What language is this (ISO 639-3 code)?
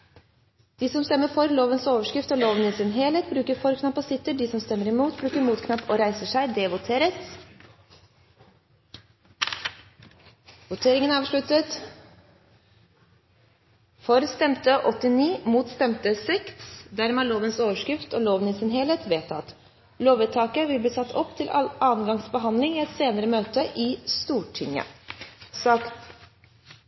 nob